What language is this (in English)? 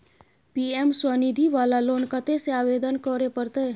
Maithili